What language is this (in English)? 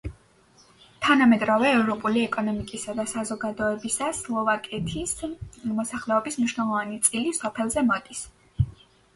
Georgian